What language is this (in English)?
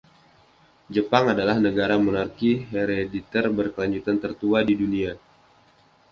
Indonesian